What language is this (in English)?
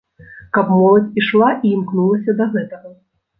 Belarusian